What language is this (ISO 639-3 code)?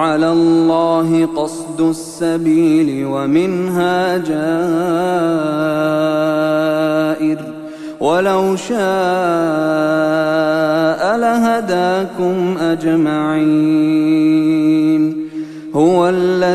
ara